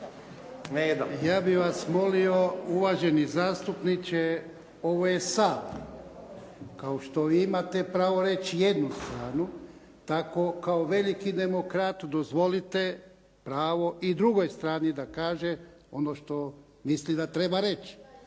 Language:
Croatian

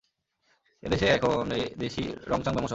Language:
Bangla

